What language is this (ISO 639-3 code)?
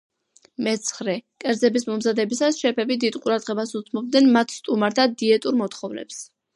kat